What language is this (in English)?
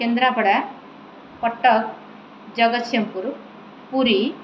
Odia